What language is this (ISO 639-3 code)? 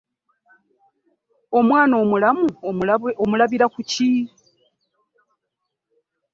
lug